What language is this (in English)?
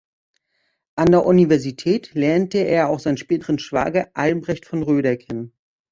German